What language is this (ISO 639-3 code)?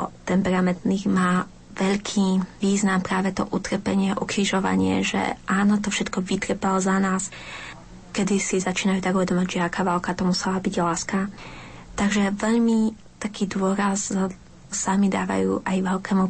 slk